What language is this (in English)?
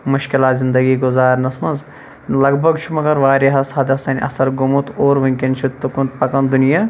Kashmiri